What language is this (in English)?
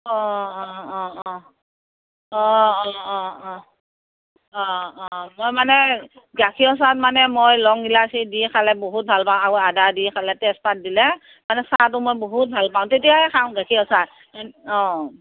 Assamese